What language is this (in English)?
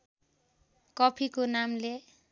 Nepali